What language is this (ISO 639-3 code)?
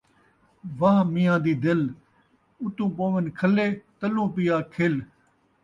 skr